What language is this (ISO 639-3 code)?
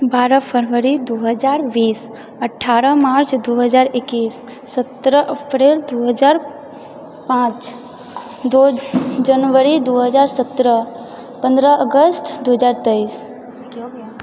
mai